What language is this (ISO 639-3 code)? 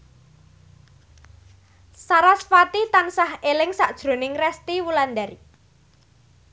jav